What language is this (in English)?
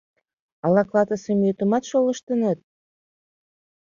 Mari